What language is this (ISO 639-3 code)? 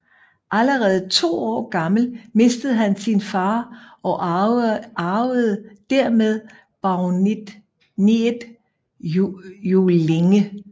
dan